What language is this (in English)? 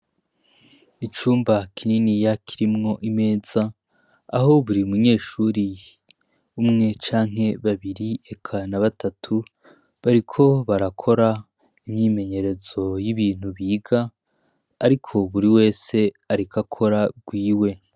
Rundi